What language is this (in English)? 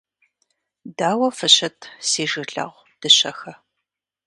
Kabardian